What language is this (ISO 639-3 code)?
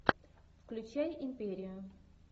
rus